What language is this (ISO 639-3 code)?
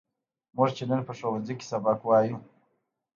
pus